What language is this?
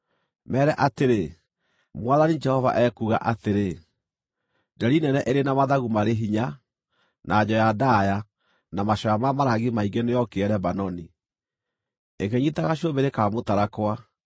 Kikuyu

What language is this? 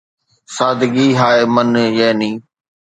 Sindhi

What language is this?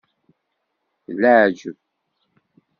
Kabyle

